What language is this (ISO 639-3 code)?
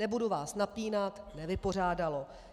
ces